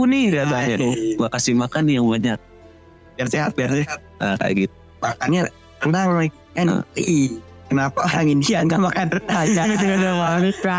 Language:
Indonesian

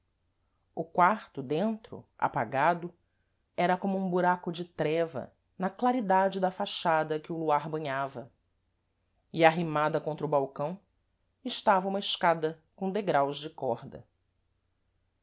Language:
Portuguese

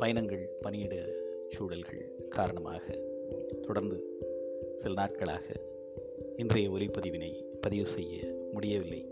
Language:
Tamil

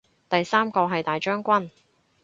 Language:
Cantonese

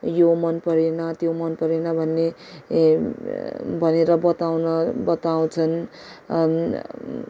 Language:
Nepali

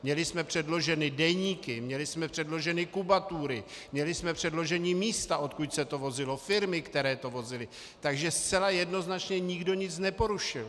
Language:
Czech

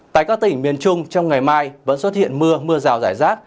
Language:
Vietnamese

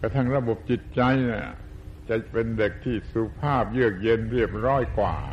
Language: Thai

